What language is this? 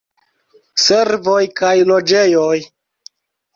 Esperanto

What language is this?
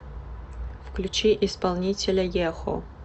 Russian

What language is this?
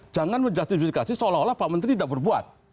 Indonesian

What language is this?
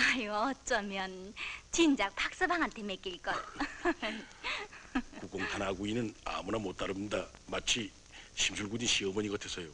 Korean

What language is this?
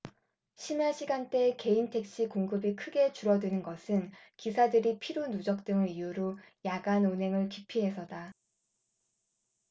Korean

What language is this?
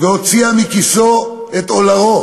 Hebrew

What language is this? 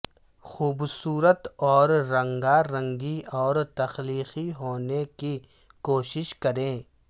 Urdu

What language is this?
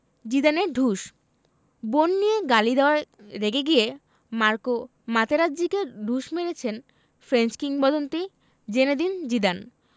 Bangla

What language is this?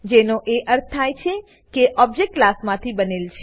Gujarati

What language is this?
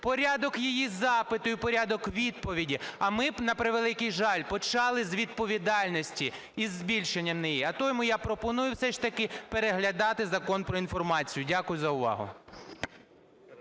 Ukrainian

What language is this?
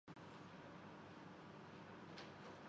Urdu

